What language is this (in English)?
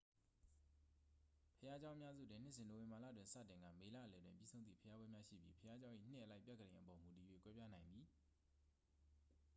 Burmese